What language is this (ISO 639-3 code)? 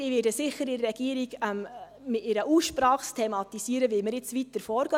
gsw